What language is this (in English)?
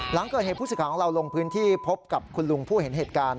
Thai